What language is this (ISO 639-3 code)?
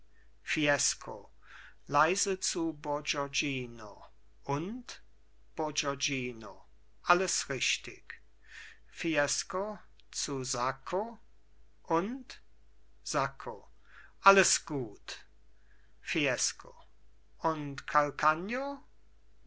deu